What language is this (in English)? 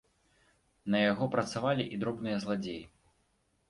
Belarusian